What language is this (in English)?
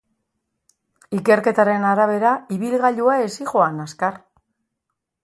Basque